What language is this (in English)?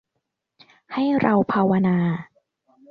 Thai